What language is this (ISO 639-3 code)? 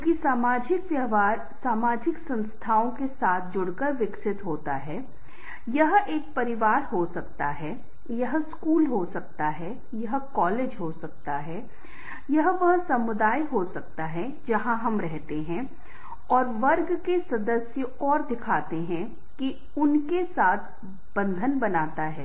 hin